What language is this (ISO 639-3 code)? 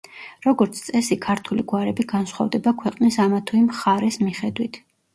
kat